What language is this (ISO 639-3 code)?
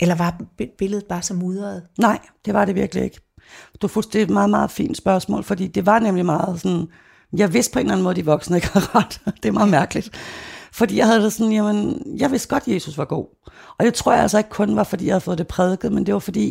dan